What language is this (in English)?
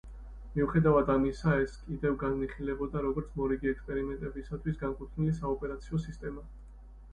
Georgian